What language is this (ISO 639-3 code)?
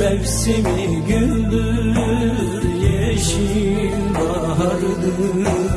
tur